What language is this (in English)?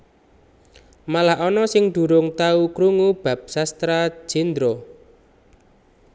Javanese